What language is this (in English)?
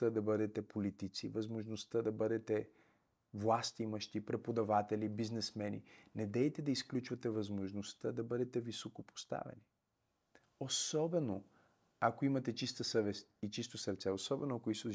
Bulgarian